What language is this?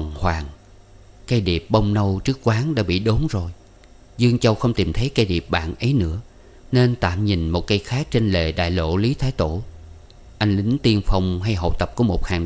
Vietnamese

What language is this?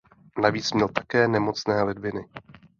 Czech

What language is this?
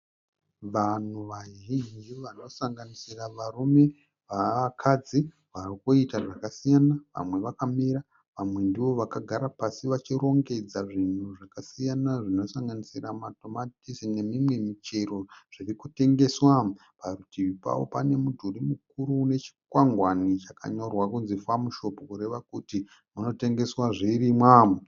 Shona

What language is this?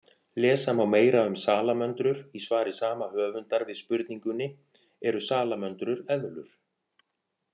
Icelandic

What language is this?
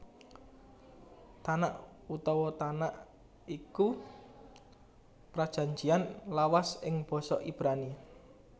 Javanese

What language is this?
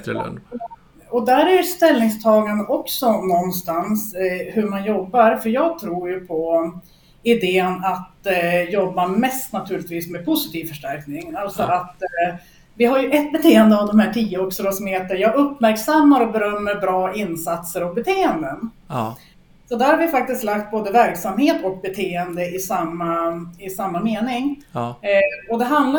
Swedish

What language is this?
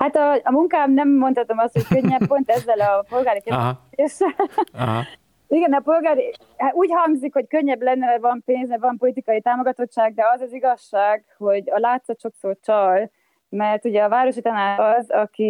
Hungarian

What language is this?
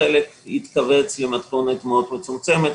Hebrew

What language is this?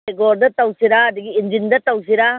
Manipuri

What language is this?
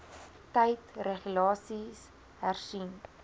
Afrikaans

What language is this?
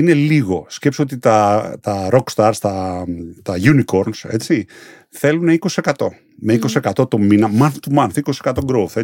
Greek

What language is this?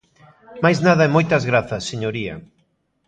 Galician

